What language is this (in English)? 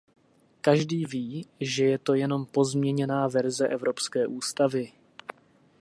Czech